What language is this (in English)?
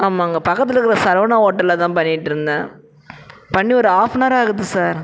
Tamil